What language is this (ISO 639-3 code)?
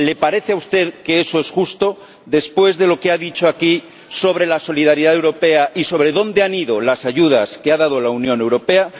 spa